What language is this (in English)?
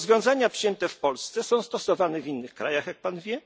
Polish